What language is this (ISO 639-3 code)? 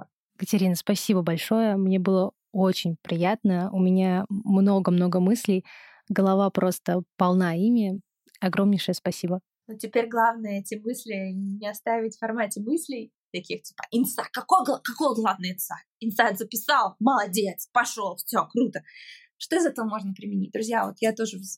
rus